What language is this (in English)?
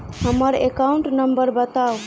Maithili